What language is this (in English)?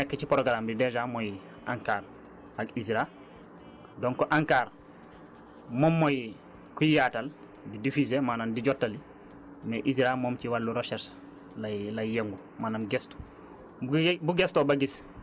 Wolof